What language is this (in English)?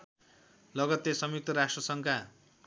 Nepali